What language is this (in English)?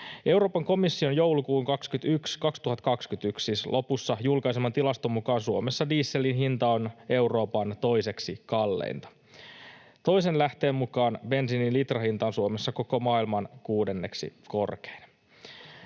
Finnish